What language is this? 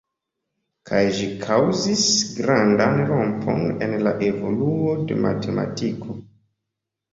Esperanto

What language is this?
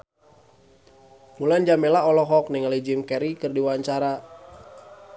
Sundanese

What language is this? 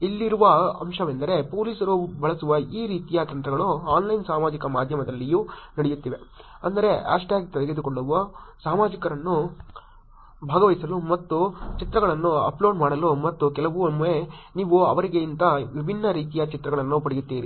Kannada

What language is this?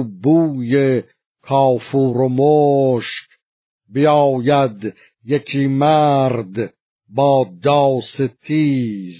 Persian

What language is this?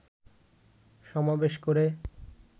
Bangla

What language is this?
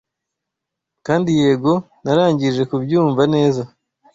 Kinyarwanda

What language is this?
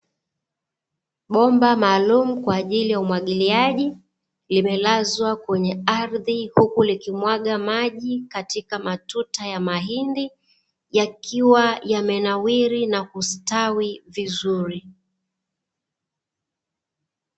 Swahili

